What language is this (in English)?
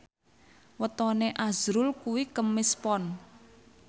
Javanese